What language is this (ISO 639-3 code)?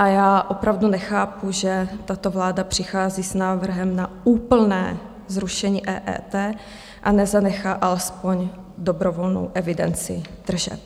ces